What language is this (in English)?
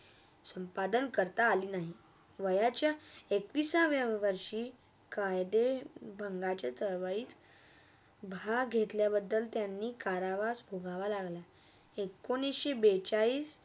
Marathi